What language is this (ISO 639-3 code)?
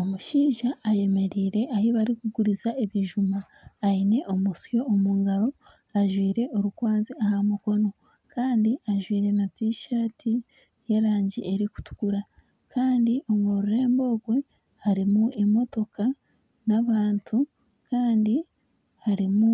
nyn